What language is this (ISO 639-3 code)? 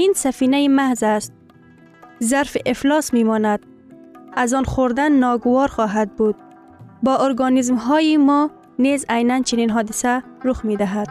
fas